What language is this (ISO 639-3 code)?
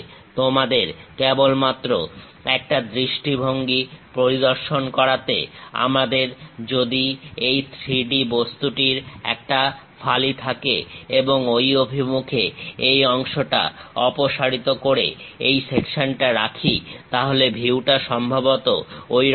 ben